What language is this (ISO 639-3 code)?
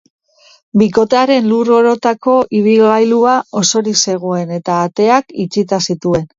eus